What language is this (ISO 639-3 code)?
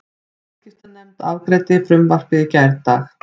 isl